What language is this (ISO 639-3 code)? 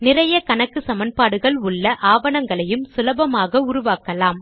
tam